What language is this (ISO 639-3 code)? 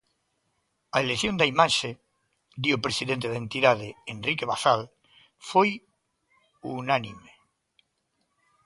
glg